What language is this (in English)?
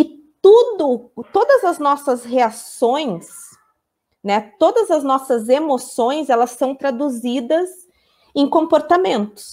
Portuguese